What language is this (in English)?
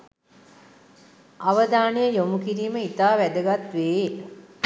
Sinhala